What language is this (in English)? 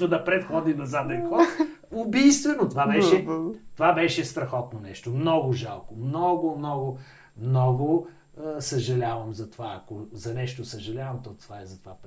Bulgarian